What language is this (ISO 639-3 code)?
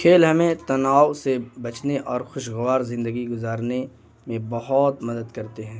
urd